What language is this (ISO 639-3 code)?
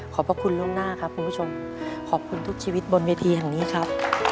tha